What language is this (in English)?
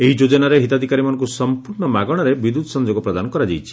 Odia